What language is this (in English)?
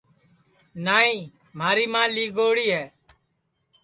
Sansi